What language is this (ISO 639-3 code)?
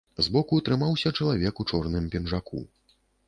bel